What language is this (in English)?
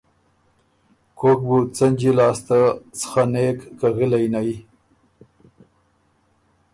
Ormuri